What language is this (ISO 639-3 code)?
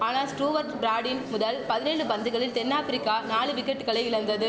tam